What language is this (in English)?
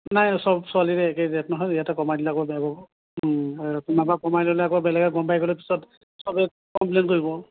Assamese